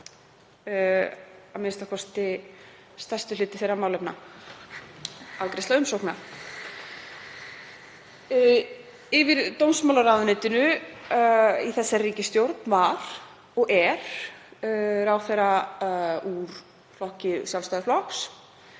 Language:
Icelandic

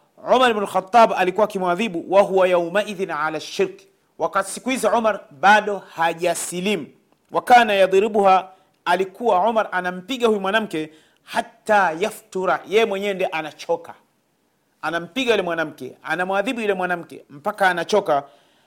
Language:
Swahili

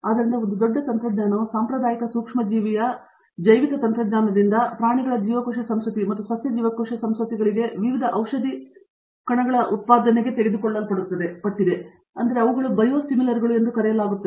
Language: Kannada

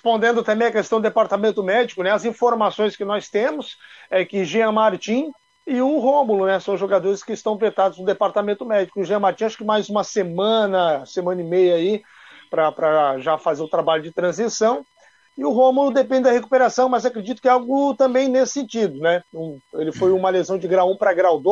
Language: Portuguese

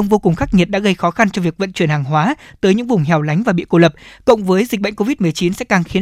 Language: Vietnamese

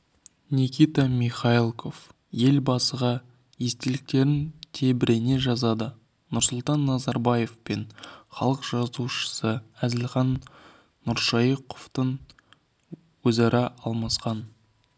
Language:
Kazakh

